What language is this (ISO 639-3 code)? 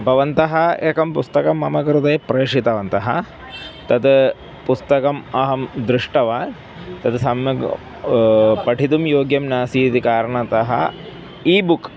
san